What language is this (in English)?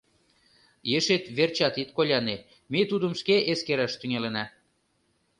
Mari